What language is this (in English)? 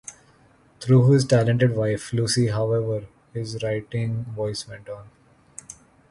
English